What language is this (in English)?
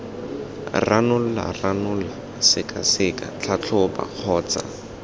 Tswana